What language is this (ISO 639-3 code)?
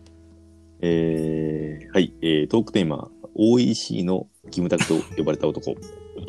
jpn